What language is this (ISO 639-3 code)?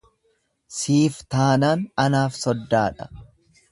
orm